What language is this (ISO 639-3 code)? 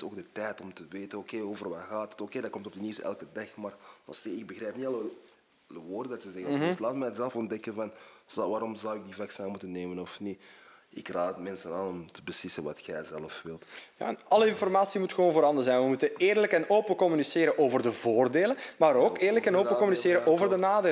nld